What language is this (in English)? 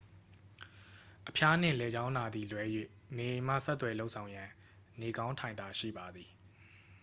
Burmese